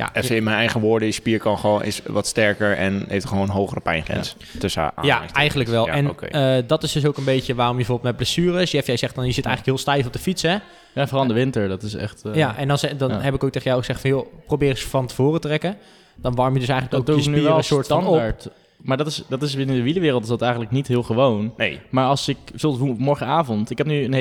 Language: Dutch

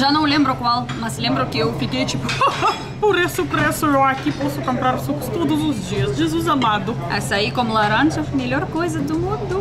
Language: Portuguese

